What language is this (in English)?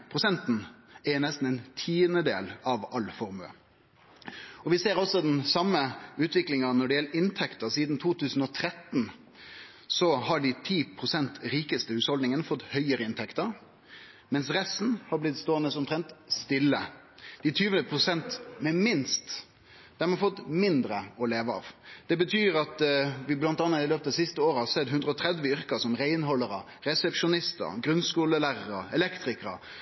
Norwegian Nynorsk